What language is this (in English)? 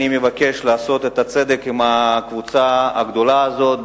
Hebrew